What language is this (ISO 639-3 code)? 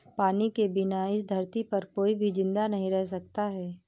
hin